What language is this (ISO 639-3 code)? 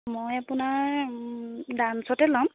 asm